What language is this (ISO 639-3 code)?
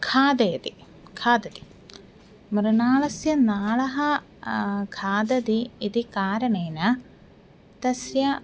san